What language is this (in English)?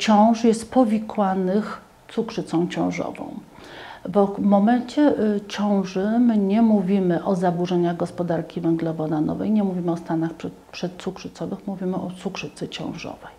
Polish